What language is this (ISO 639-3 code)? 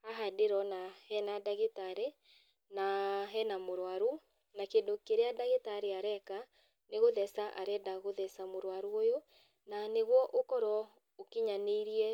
kik